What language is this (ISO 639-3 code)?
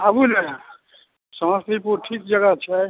mai